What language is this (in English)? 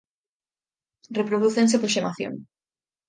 Galician